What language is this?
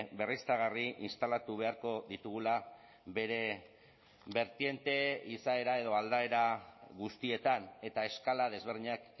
Basque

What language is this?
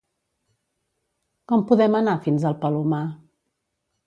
Catalan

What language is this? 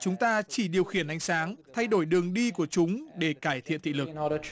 Vietnamese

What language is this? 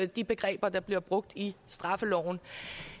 Danish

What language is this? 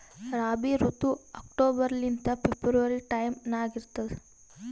Kannada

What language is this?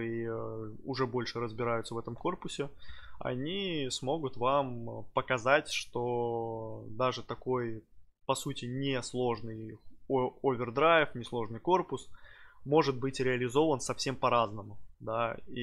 Russian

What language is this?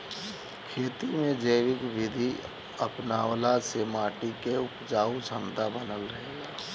Bhojpuri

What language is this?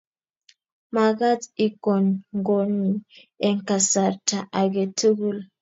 Kalenjin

